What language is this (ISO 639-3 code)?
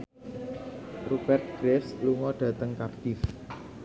jav